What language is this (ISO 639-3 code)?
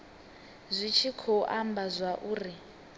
ven